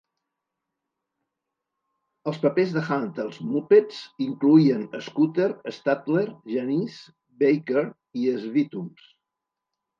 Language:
Catalan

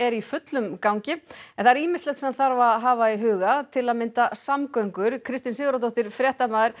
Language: Icelandic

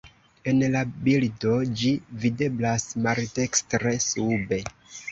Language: Esperanto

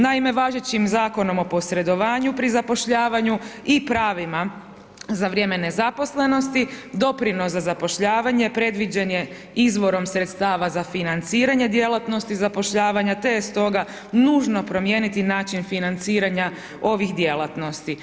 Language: Croatian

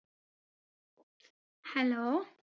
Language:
Malayalam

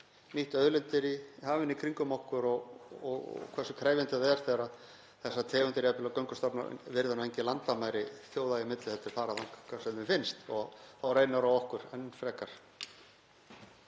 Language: Icelandic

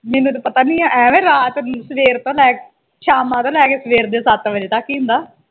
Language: Punjabi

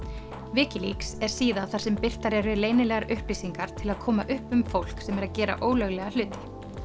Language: Icelandic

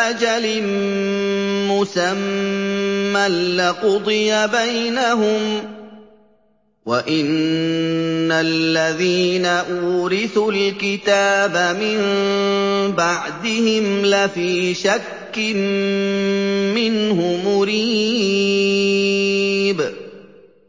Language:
Arabic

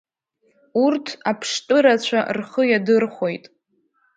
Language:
Abkhazian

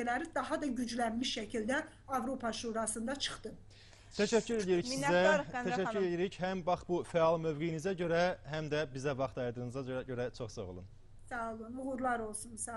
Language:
Turkish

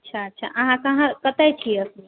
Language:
Maithili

